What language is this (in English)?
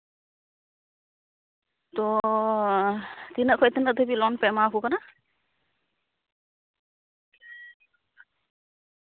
Santali